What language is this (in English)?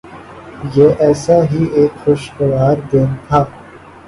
Urdu